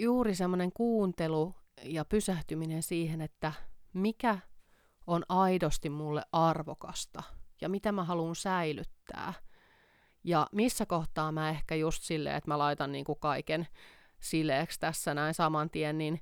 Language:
Finnish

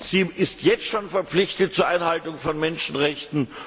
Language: German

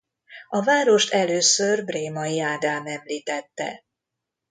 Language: Hungarian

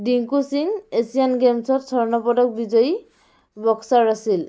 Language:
Assamese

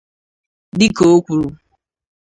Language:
Igbo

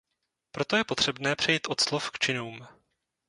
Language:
Czech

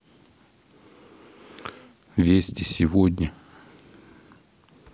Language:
Russian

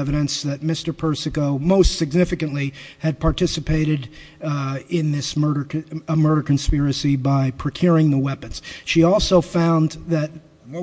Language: English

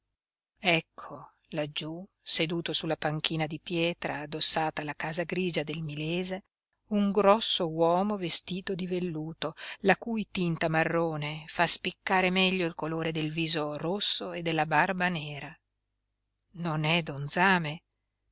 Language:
Italian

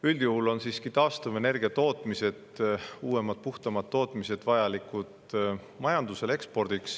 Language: Estonian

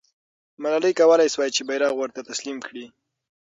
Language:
Pashto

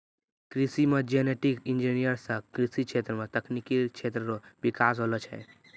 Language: Maithili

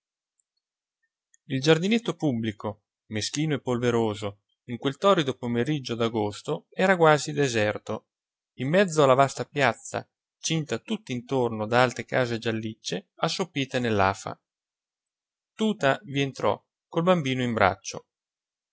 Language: Italian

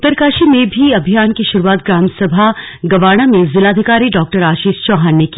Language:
Hindi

